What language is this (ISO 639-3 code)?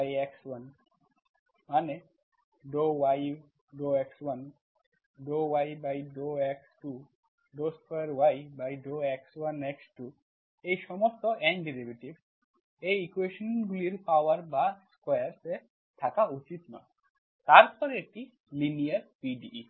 ben